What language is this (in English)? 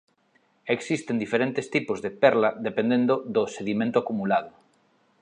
Galician